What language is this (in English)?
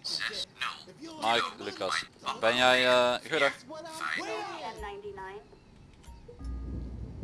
Dutch